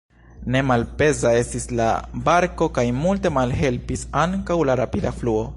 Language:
Esperanto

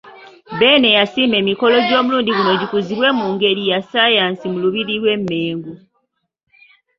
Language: Ganda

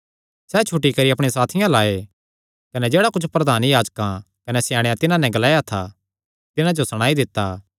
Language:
Kangri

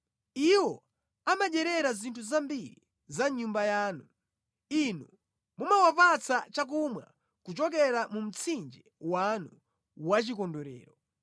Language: Nyanja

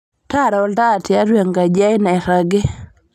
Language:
Masai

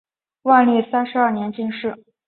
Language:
Chinese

